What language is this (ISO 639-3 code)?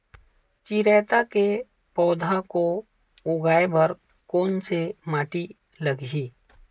hne